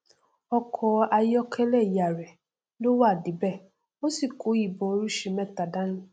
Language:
Yoruba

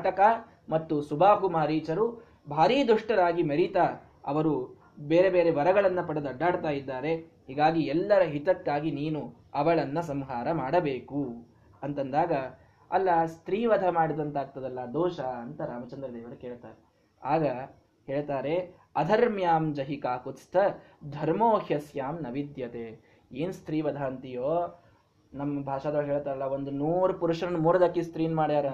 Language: Kannada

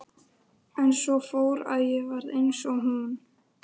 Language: Icelandic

